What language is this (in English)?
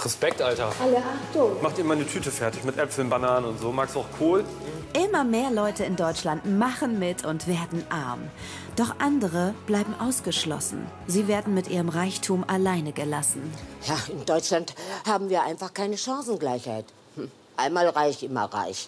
German